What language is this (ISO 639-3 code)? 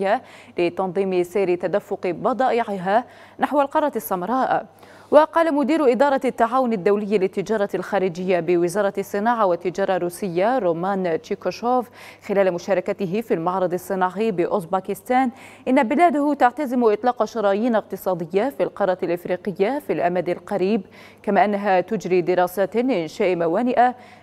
ara